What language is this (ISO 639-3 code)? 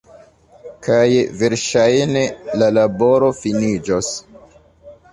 epo